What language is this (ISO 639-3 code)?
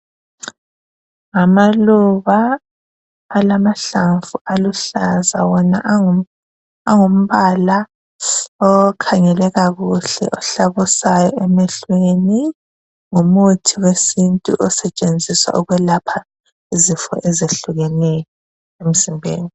nde